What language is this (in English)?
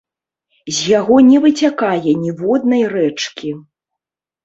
Belarusian